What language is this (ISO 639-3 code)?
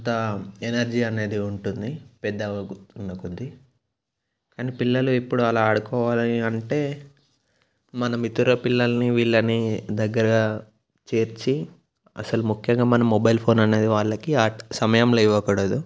tel